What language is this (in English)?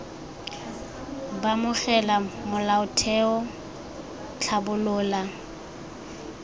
Tswana